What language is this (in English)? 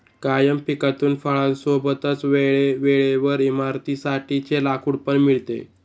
Marathi